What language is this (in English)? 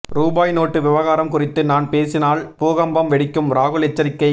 Tamil